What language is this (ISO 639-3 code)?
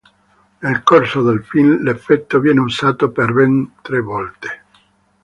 ita